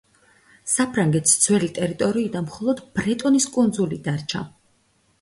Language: Georgian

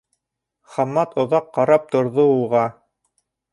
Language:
Bashkir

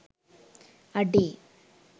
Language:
Sinhala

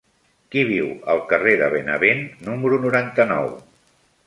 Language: Catalan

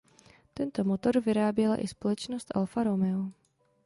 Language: Czech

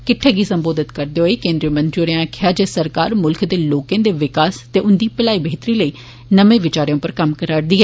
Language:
Dogri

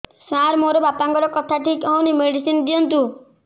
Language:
Odia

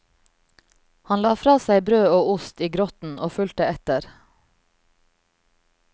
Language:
Norwegian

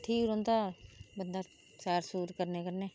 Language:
Dogri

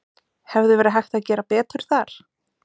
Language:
Icelandic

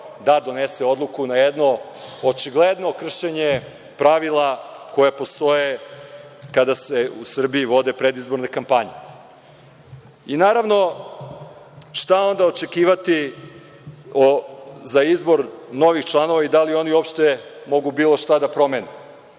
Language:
Serbian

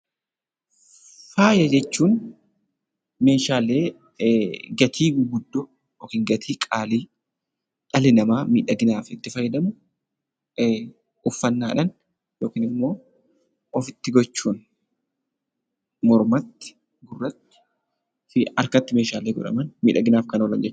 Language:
Oromo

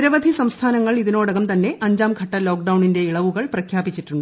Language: Malayalam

